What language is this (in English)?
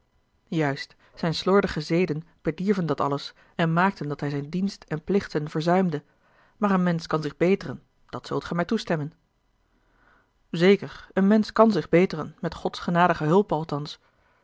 Dutch